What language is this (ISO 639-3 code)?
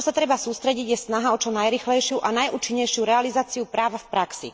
slk